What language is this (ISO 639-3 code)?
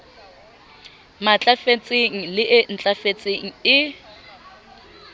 sot